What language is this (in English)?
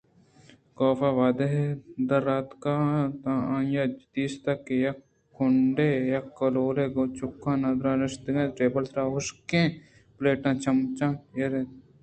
Eastern Balochi